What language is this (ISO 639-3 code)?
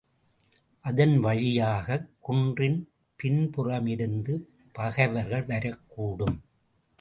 tam